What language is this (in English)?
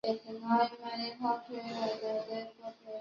Chinese